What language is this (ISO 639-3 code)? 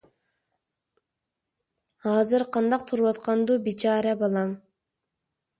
uig